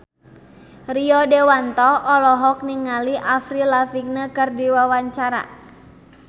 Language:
Sundanese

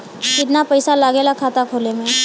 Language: Bhojpuri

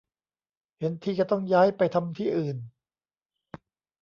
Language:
Thai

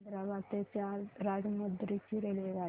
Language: Marathi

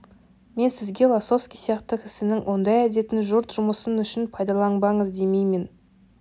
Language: Kazakh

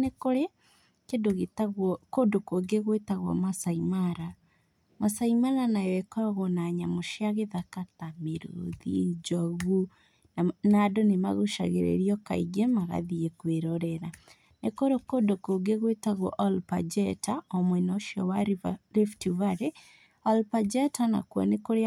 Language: Kikuyu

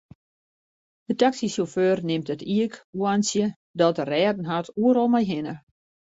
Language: Western Frisian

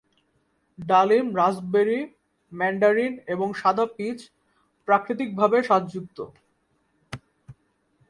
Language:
Bangla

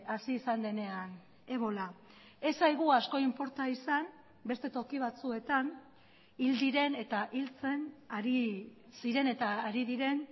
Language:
Basque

